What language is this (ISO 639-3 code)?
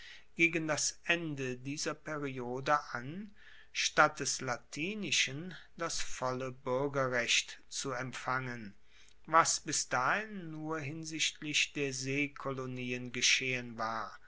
deu